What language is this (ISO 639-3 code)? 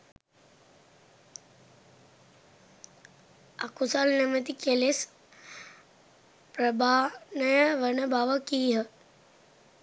sin